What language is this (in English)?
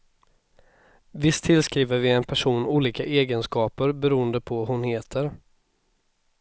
Swedish